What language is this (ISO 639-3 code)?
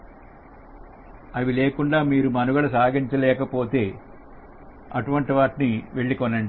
tel